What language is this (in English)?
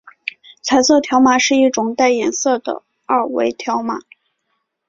Chinese